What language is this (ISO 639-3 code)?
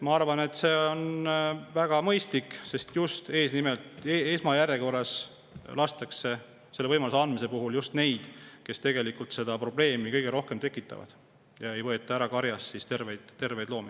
est